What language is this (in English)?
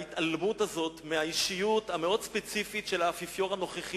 Hebrew